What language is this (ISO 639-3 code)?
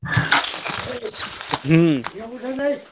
ori